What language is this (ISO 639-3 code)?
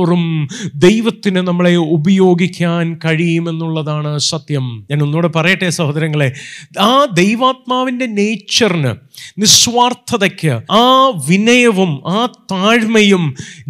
mal